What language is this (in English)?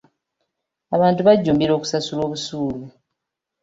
Ganda